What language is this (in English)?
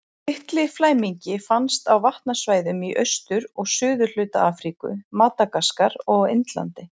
Icelandic